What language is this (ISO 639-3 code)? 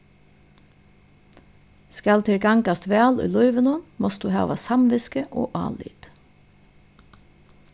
fao